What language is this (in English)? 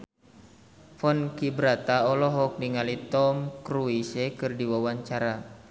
Sundanese